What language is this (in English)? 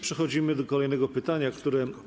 Polish